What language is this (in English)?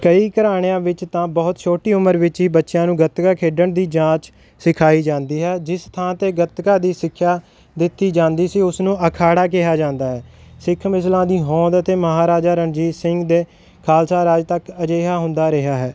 Punjabi